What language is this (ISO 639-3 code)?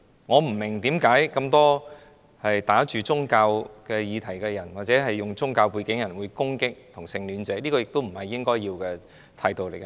yue